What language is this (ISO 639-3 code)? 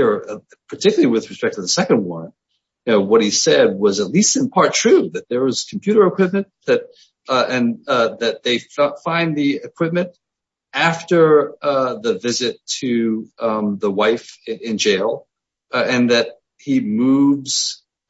eng